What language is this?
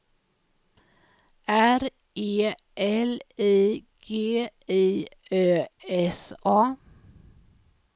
Swedish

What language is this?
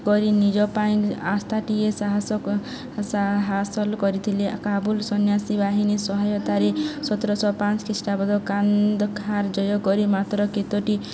Odia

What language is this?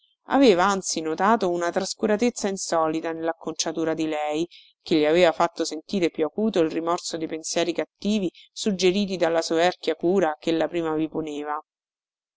Italian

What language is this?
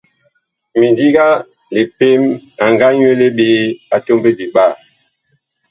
Bakoko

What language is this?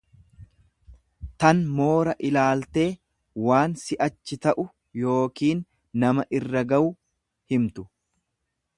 Oromo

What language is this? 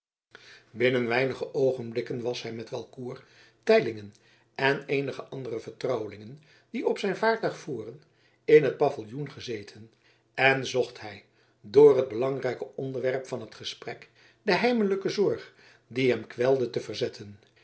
Dutch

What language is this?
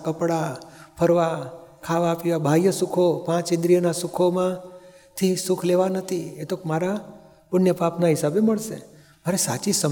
Gujarati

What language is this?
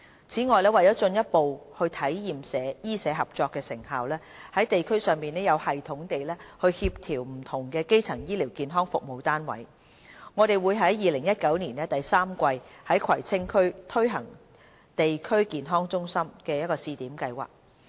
Cantonese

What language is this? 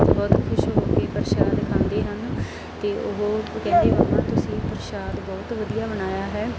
Punjabi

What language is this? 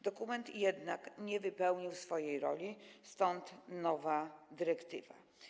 Polish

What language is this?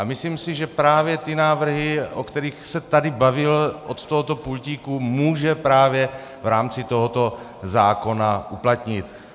Czech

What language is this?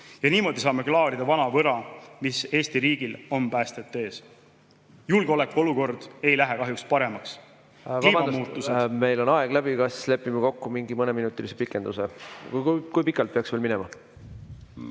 Estonian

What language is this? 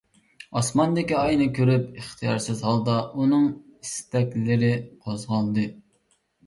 Uyghur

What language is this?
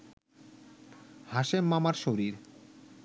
Bangla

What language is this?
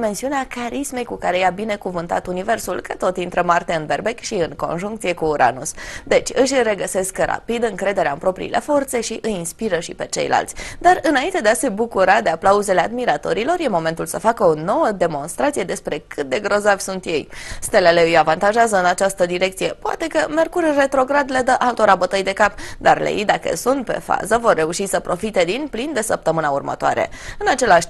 Romanian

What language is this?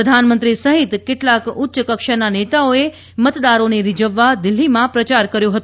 Gujarati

